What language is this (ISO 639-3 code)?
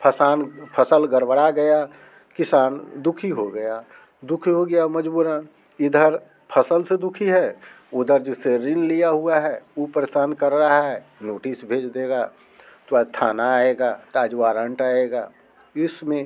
hin